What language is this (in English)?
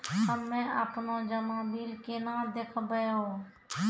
Maithili